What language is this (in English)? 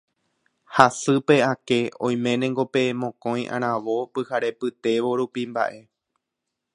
Guarani